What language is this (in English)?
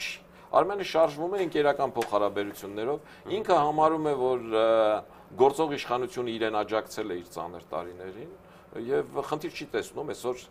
Romanian